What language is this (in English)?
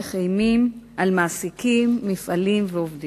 Hebrew